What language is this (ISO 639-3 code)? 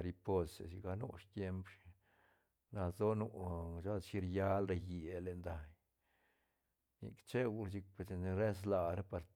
ztn